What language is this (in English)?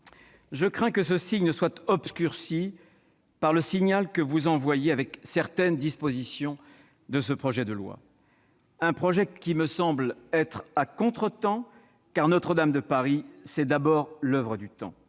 French